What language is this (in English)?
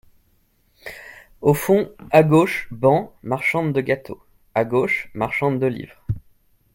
French